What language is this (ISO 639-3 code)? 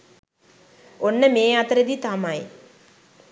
sin